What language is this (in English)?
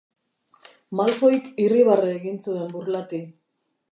Basque